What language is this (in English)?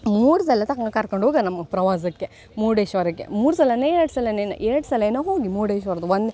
Kannada